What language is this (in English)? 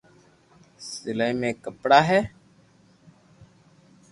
Loarki